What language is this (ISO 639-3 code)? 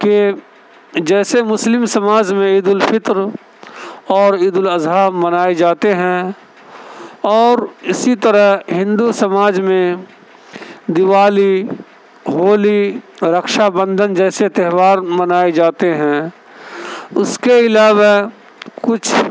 urd